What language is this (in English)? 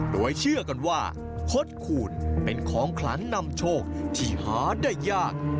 Thai